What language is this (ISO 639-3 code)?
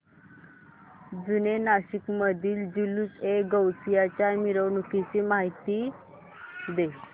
mar